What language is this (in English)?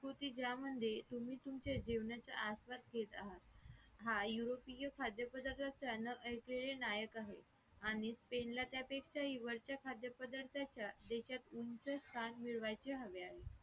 Marathi